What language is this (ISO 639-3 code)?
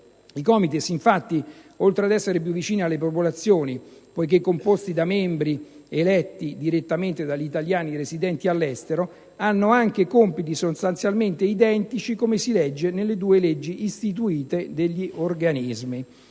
ita